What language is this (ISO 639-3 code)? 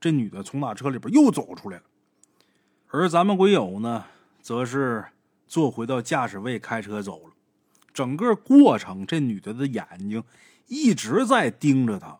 zho